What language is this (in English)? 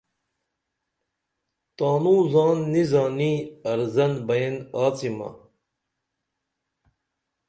Dameli